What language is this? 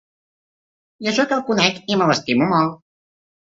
Catalan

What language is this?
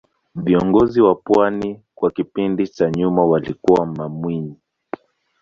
Swahili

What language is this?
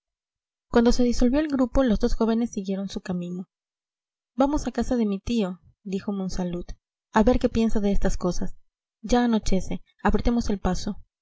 Spanish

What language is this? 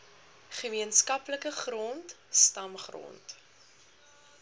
Afrikaans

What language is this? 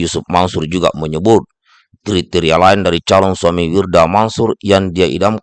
Indonesian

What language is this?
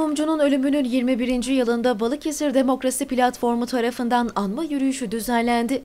Turkish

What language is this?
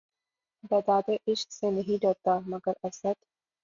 Urdu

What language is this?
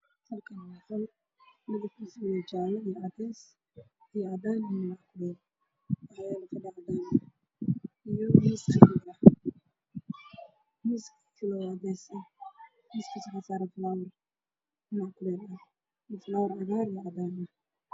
Somali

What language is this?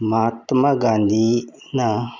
Manipuri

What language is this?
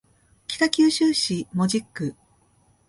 Japanese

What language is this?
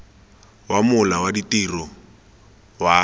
Tswana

